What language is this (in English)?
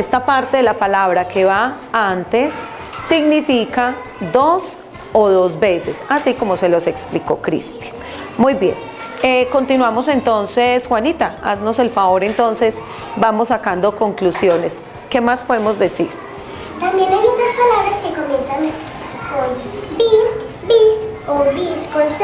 Spanish